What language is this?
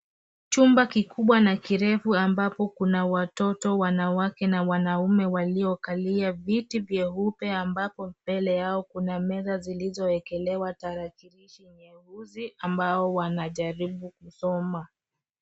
Swahili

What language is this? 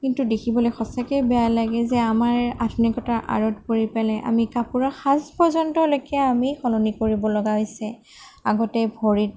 Assamese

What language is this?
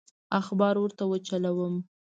Pashto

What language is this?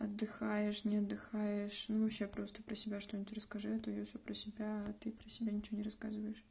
Russian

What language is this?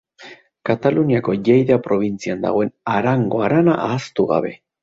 Basque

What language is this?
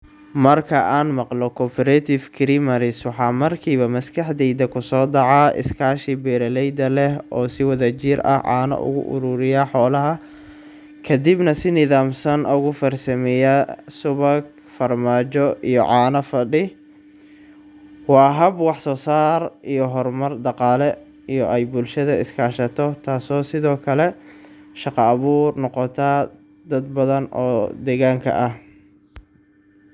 Somali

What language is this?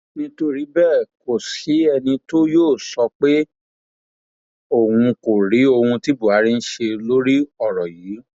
Yoruba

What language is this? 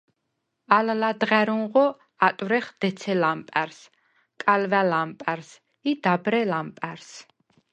Svan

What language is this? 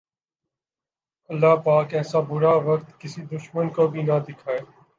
Urdu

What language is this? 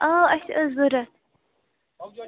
Kashmiri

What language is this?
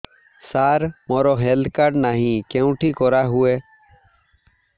Odia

